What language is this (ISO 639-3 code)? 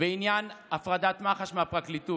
heb